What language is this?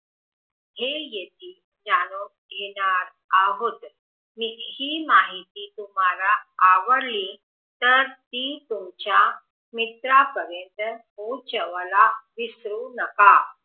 Marathi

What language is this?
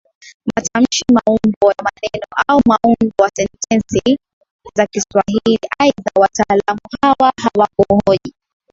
Swahili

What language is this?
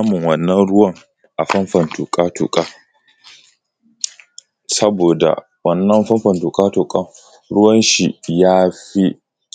Hausa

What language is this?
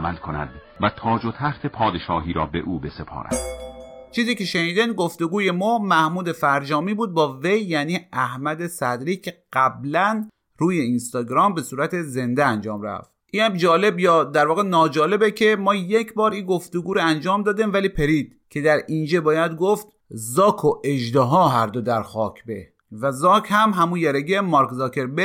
Persian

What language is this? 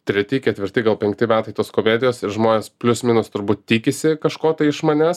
Lithuanian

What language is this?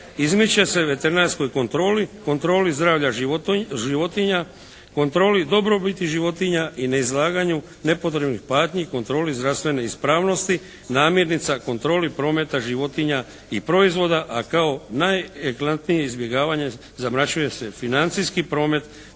Croatian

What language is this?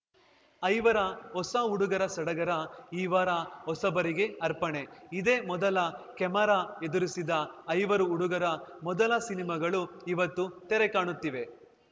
Kannada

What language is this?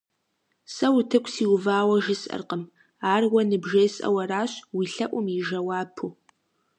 Kabardian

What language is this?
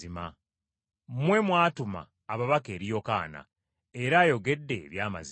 Ganda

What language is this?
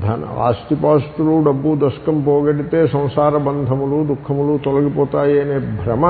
Telugu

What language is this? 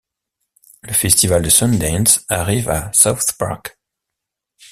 French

